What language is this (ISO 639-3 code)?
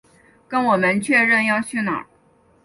zho